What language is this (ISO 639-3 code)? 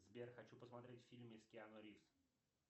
rus